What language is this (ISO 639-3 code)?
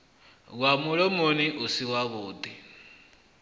ven